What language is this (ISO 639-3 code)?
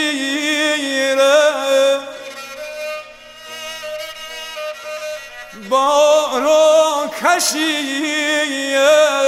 fas